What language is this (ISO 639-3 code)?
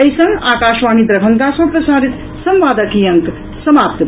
mai